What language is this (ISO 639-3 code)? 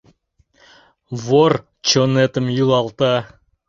chm